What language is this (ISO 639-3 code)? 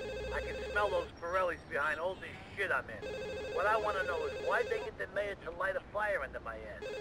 pol